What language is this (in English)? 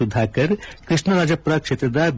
Kannada